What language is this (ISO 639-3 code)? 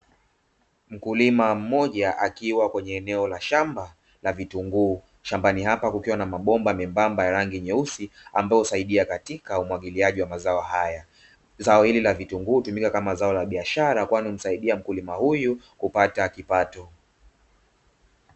swa